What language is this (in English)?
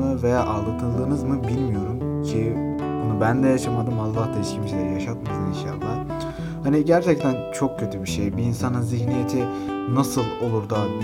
Turkish